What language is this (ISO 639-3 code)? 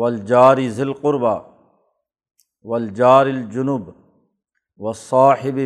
urd